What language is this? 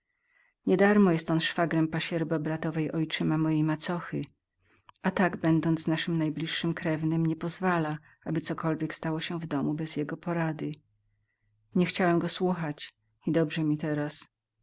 Polish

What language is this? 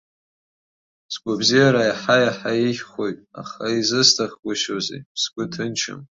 Abkhazian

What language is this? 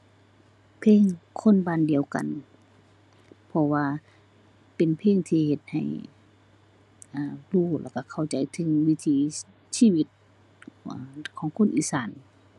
Thai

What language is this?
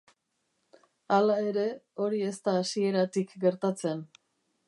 Basque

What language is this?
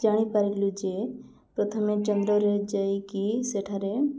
Odia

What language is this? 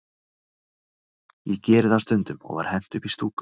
Icelandic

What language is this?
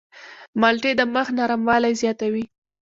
Pashto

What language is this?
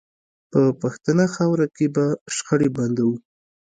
Pashto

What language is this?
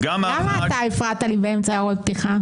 Hebrew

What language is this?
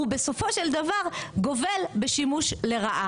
Hebrew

